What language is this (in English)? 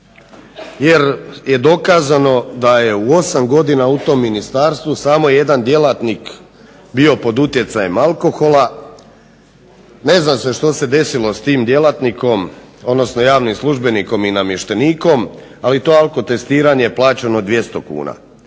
Croatian